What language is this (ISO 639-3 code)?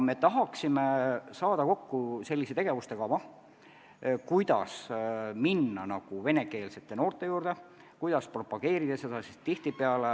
est